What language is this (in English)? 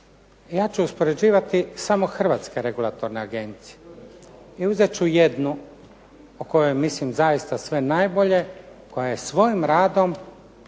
Croatian